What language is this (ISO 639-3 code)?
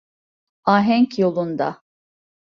tur